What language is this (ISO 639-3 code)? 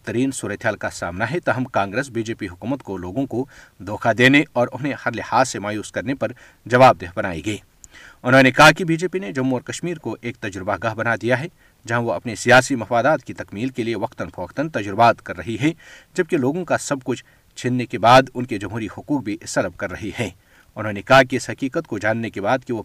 urd